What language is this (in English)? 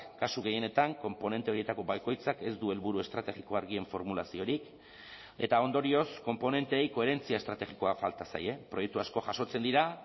Basque